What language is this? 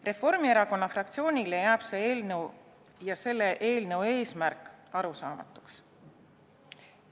Estonian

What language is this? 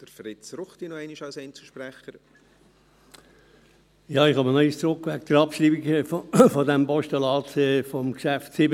Swiss German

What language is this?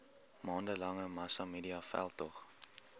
Afrikaans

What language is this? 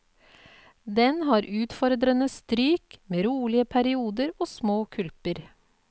Norwegian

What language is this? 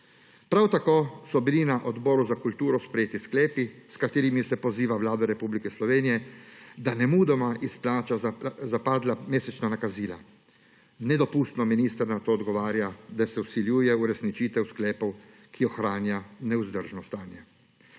Slovenian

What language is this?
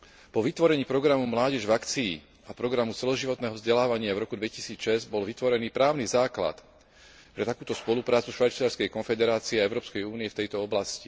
Slovak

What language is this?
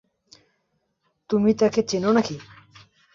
Bangla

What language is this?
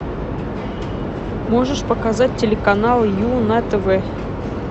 Russian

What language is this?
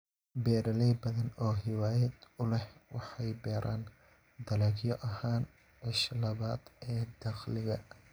Somali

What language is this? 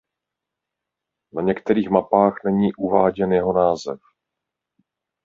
Czech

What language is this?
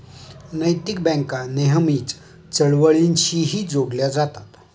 Marathi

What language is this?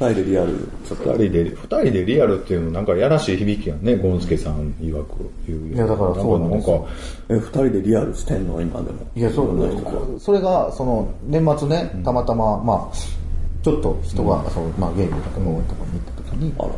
Japanese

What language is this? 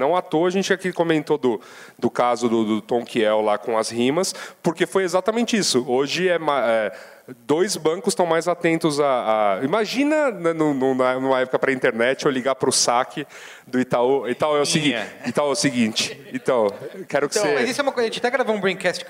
Portuguese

